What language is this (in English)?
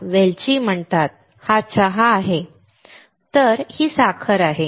Marathi